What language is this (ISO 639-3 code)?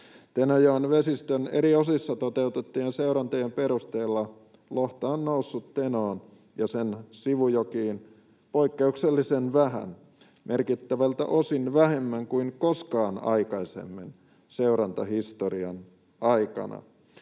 fin